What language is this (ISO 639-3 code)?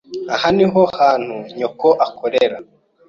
kin